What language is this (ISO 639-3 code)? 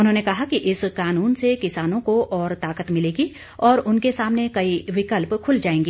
hin